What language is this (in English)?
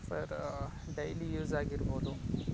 Kannada